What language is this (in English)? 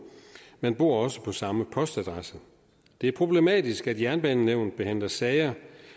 Danish